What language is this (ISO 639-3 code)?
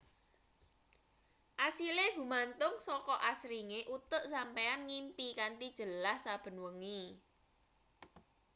jav